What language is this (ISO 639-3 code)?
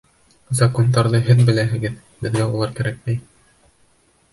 bak